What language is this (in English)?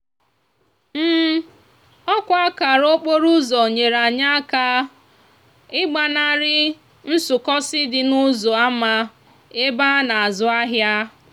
Igbo